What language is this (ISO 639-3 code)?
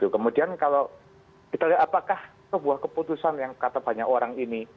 ind